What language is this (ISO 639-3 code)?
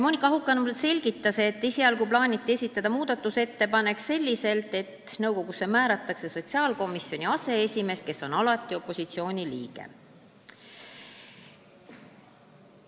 est